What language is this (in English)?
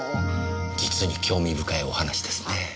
Japanese